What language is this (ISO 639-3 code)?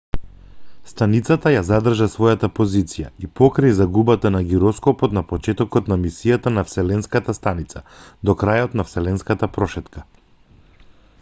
mkd